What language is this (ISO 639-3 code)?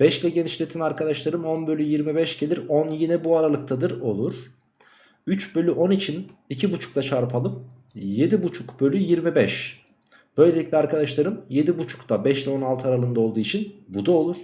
tur